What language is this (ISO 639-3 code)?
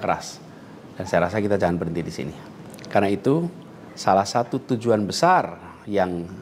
ind